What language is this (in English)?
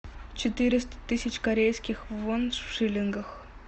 Russian